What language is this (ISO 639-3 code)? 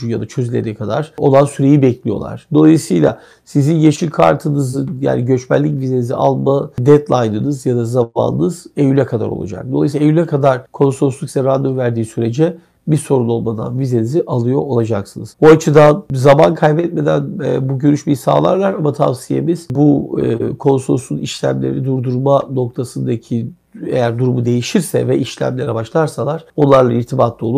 tur